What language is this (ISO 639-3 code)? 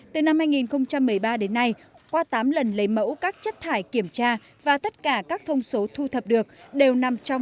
vie